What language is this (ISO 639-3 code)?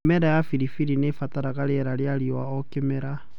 kik